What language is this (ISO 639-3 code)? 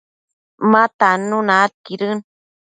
mcf